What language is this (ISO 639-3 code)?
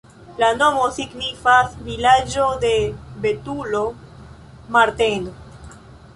epo